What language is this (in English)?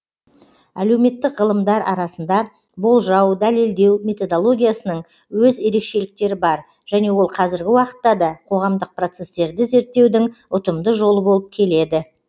Kazakh